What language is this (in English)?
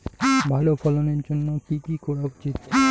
Bangla